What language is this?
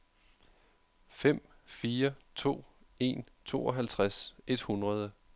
Danish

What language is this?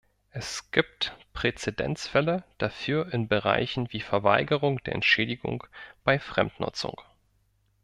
German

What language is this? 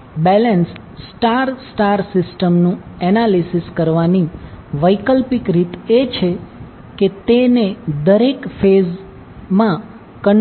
Gujarati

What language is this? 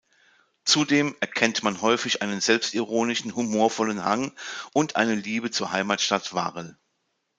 German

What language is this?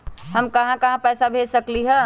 Magahi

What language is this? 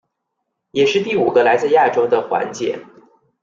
Chinese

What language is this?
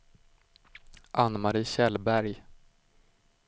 Swedish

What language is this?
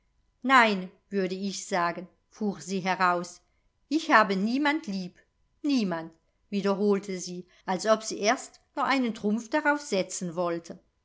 German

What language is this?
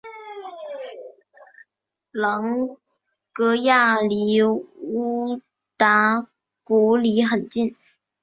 Chinese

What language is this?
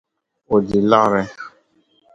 Dagbani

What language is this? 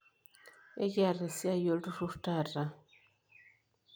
Masai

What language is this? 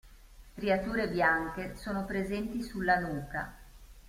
Italian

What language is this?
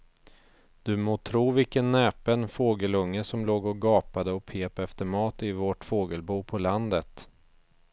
Swedish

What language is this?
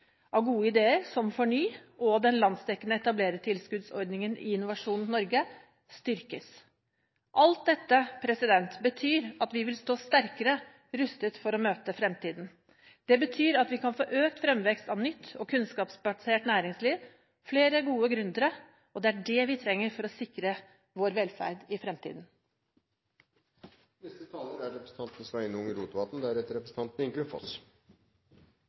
Norwegian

